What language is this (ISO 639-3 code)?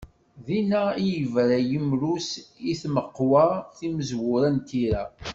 kab